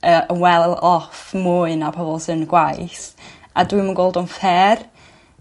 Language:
Welsh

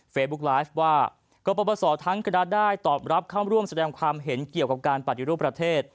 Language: Thai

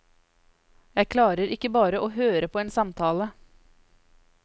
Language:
Norwegian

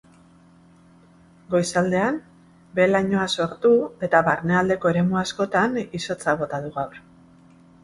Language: Basque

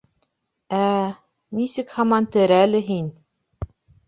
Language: Bashkir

